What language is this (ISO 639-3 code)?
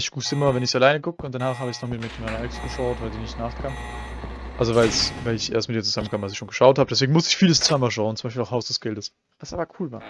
deu